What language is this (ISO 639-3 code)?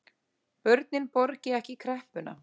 isl